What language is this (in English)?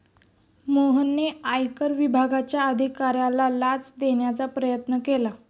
Marathi